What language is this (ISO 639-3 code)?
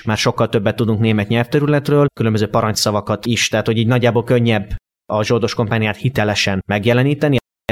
hun